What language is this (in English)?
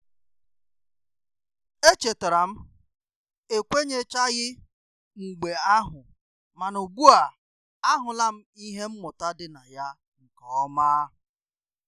Igbo